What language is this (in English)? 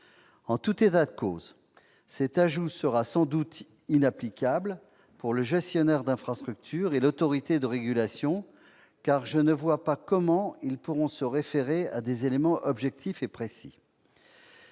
French